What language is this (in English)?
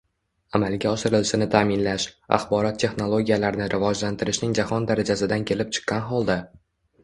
Uzbek